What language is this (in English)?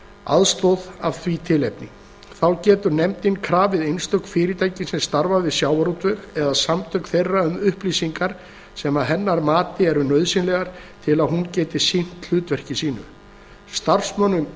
Icelandic